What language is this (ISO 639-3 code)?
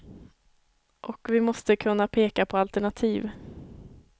swe